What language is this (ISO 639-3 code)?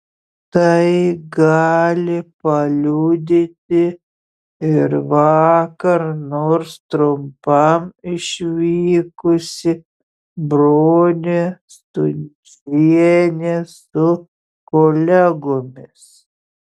lit